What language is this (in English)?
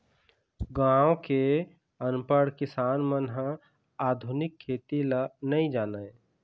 Chhattisgarhi